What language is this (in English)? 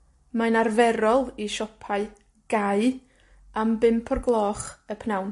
Welsh